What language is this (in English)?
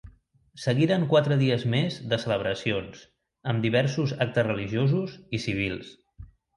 Catalan